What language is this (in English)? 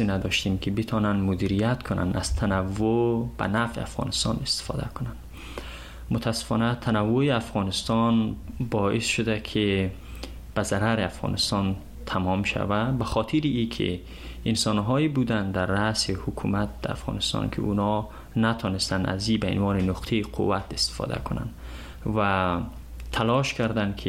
Persian